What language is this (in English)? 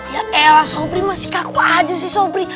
Indonesian